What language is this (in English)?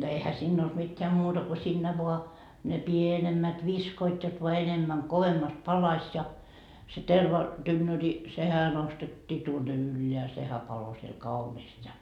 Finnish